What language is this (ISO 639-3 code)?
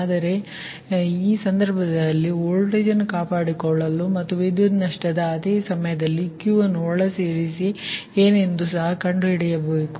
kan